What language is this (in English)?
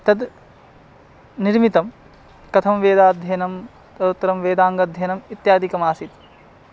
Sanskrit